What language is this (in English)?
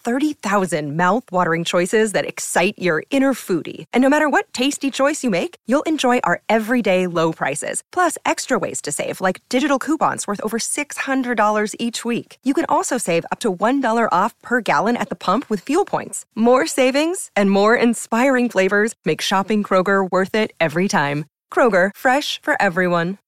Thai